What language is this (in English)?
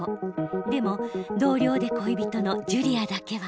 Japanese